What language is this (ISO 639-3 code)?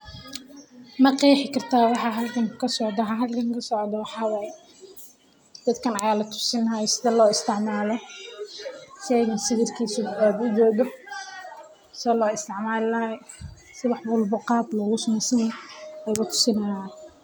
som